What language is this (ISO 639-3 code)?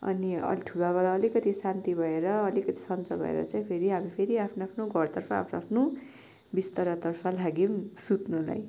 nep